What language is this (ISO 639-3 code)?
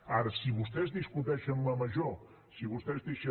cat